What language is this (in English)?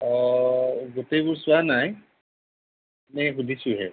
Assamese